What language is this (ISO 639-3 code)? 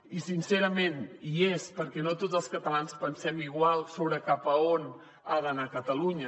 cat